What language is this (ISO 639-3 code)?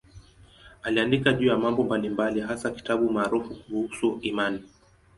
swa